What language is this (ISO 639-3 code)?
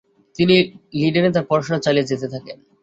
ben